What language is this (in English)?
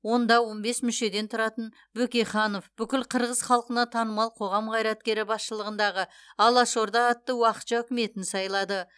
Kazakh